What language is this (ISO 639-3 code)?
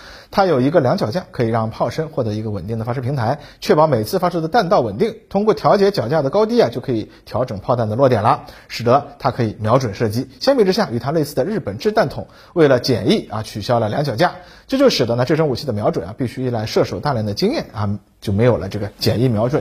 zho